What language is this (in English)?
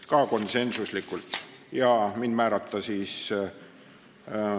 Estonian